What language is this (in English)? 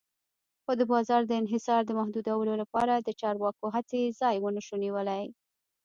Pashto